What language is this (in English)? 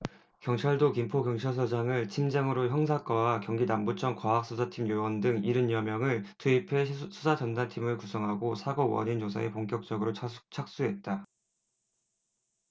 Korean